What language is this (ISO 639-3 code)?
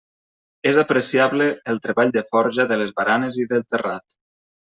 cat